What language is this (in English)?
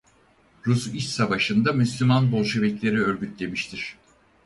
Turkish